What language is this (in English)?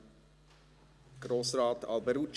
Swiss German